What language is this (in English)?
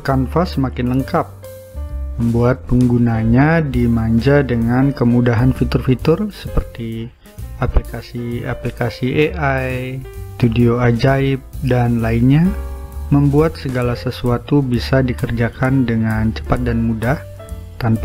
Indonesian